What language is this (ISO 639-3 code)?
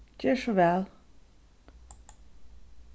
fao